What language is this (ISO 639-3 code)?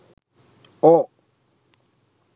sin